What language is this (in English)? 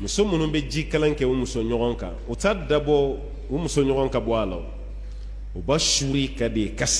Arabic